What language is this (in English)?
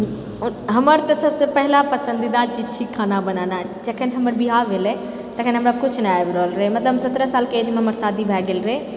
Maithili